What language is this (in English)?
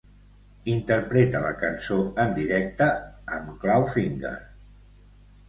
Catalan